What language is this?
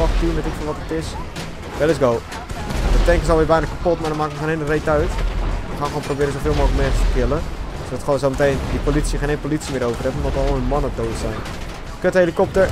Dutch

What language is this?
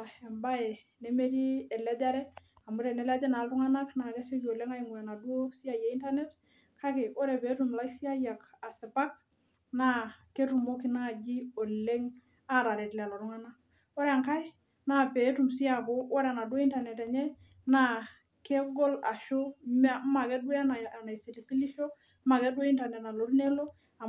Masai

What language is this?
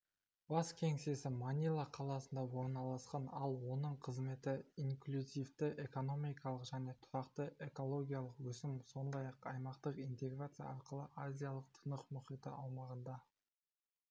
Kazakh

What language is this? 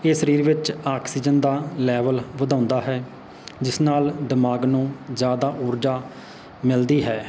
Punjabi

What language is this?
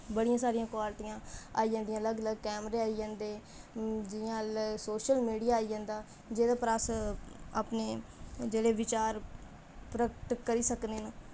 Dogri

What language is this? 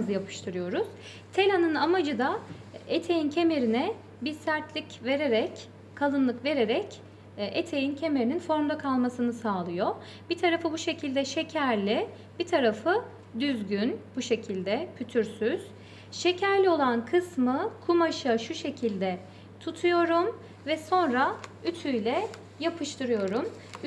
Turkish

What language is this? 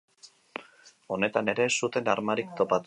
Basque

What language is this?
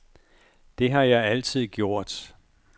Danish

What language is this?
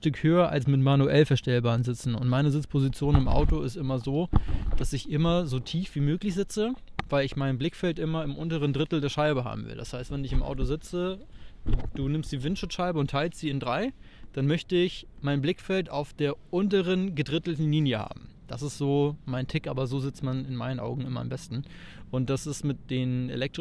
German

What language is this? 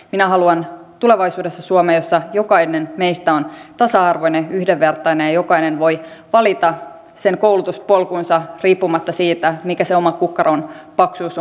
Finnish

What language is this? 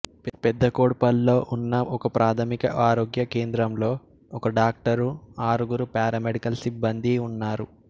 Telugu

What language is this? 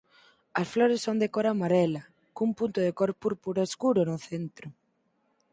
Galician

